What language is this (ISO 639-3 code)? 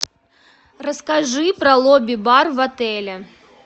rus